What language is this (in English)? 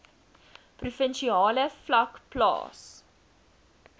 Afrikaans